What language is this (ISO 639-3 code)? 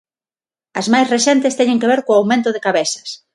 glg